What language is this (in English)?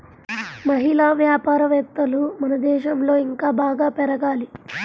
Telugu